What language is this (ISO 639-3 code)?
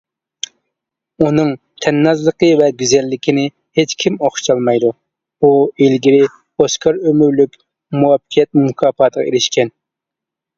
uig